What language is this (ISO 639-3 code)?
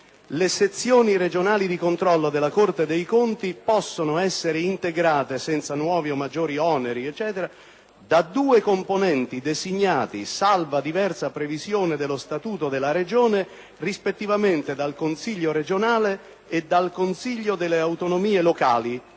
ita